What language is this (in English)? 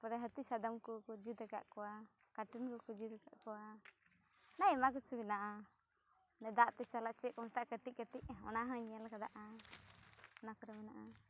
Santali